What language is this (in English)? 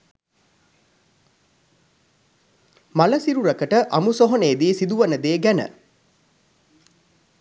Sinhala